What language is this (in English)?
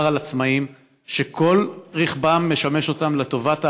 Hebrew